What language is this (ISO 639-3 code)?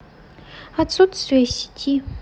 rus